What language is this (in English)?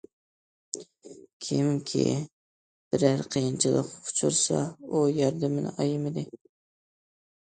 Uyghur